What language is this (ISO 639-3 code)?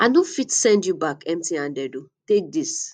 pcm